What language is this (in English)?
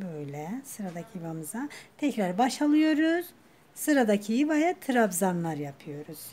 Turkish